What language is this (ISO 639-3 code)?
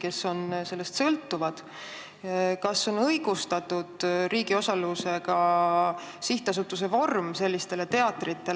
est